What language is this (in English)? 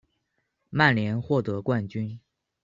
Chinese